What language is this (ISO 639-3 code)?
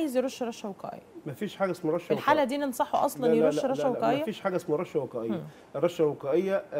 ara